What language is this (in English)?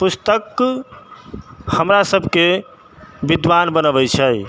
Maithili